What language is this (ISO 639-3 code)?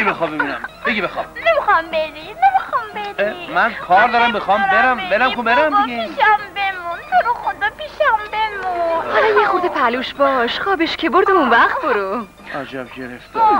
fas